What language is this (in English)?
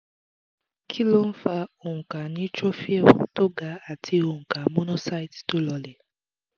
Yoruba